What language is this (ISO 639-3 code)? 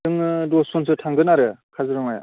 brx